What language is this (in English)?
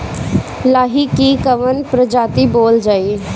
Bhojpuri